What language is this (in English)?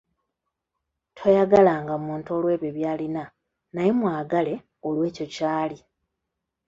Ganda